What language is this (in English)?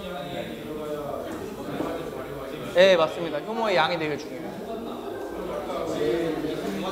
Korean